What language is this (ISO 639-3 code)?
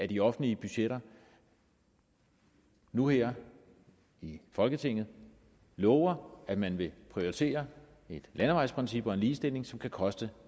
dan